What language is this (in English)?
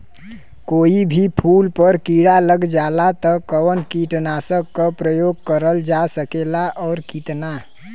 Bhojpuri